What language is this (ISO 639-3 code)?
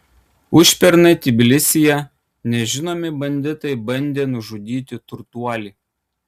lit